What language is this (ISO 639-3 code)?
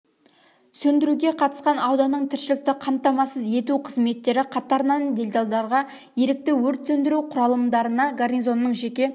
kaz